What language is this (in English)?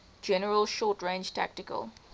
English